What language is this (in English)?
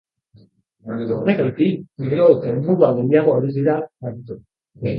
Basque